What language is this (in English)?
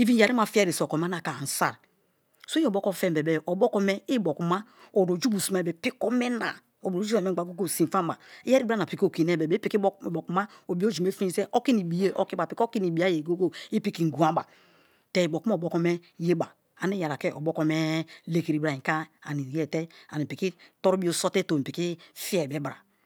Kalabari